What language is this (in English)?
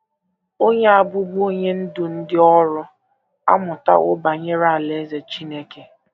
Igbo